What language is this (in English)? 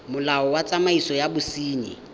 Tswana